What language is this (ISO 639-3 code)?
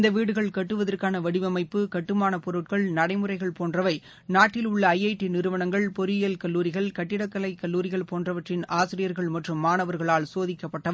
tam